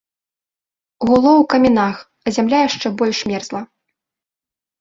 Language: Belarusian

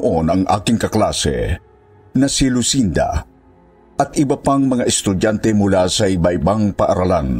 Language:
Filipino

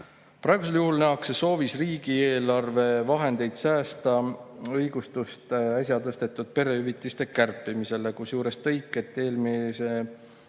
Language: Estonian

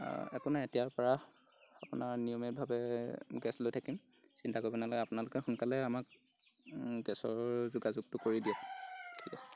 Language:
Assamese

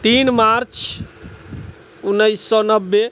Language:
Maithili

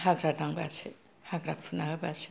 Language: Bodo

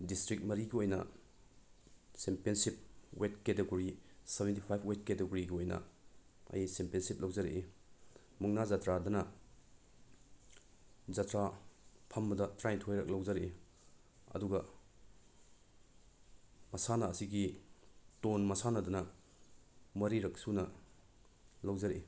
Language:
Manipuri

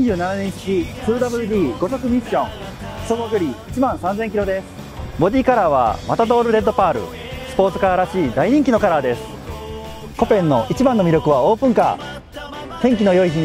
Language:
Japanese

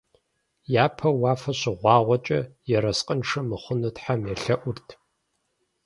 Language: Kabardian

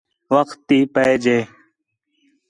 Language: Khetrani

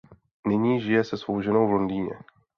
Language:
Czech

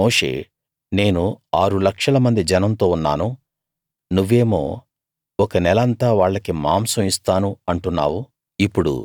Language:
Telugu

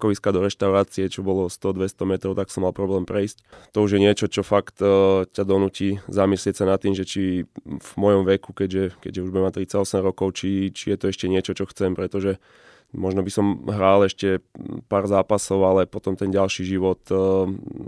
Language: Slovak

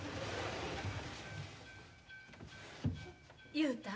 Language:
Japanese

